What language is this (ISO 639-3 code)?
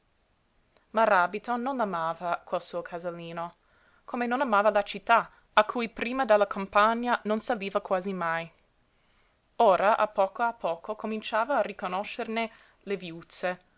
ita